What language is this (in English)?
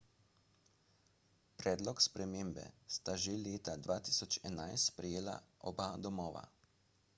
Slovenian